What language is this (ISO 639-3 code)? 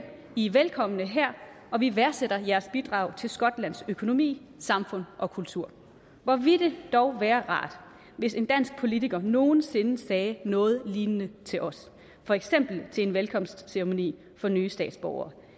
dan